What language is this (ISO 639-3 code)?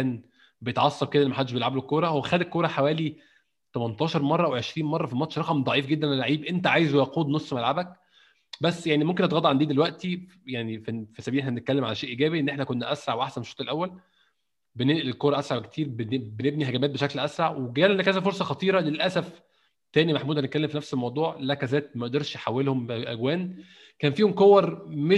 ara